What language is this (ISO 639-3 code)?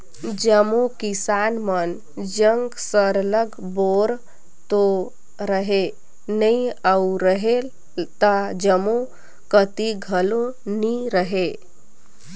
hne